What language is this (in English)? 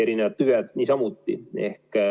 Estonian